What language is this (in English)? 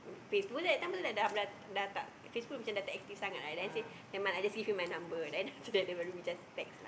English